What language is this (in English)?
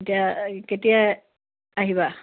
Assamese